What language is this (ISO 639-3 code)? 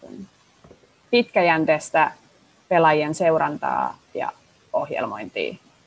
fin